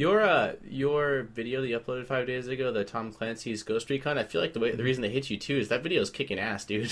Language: English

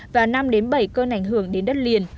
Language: Vietnamese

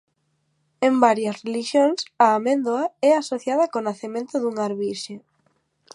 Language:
Galician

